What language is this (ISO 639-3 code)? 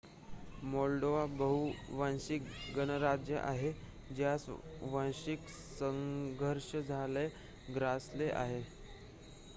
mar